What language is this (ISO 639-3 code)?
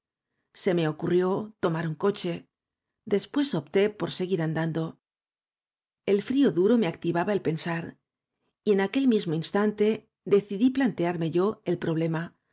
spa